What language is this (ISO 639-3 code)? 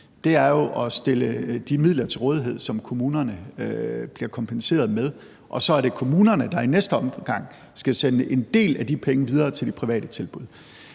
dan